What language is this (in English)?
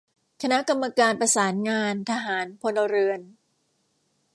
Thai